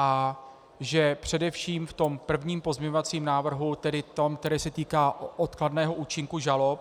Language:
Czech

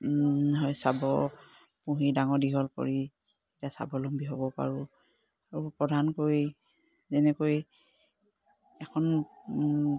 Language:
Assamese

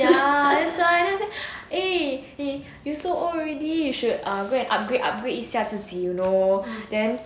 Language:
English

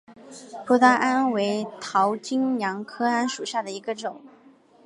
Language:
Chinese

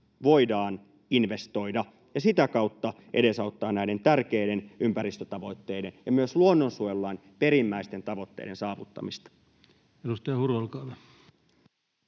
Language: Finnish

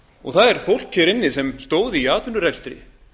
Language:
Icelandic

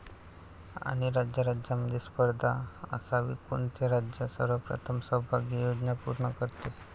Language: Marathi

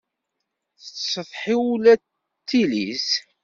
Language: Kabyle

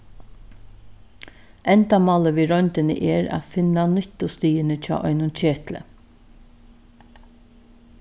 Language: Faroese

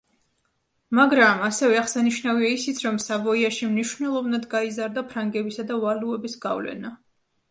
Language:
Georgian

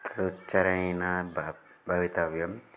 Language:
Sanskrit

